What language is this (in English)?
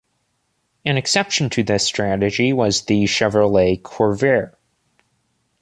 English